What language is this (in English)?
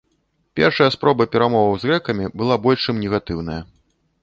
Belarusian